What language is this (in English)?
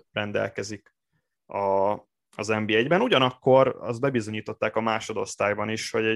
Hungarian